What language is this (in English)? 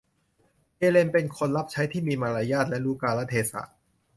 Thai